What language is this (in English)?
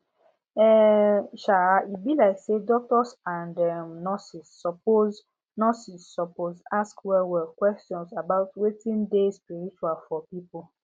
Nigerian Pidgin